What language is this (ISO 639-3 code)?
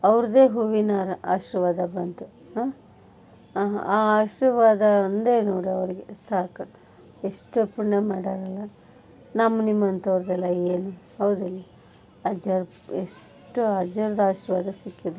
kan